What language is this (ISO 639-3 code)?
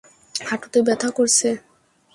ben